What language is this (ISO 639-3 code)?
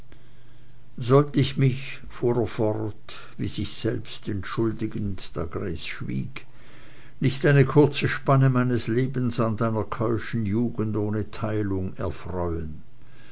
deu